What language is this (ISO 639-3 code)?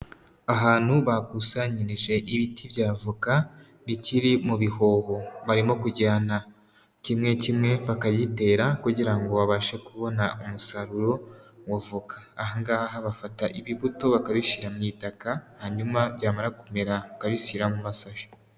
kin